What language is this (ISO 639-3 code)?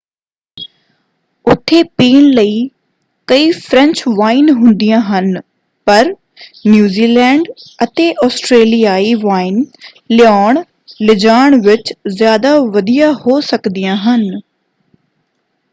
pan